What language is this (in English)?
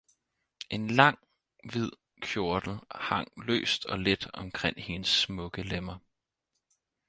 Danish